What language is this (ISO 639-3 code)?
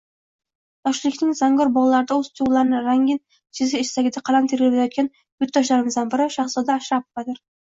uzb